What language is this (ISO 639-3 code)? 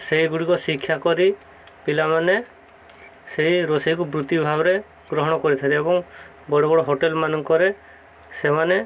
ori